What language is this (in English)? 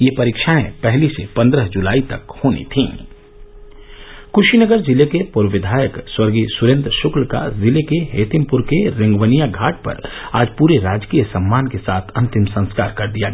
Hindi